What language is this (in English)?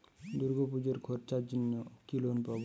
Bangla